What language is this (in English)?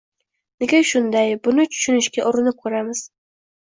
Uzbek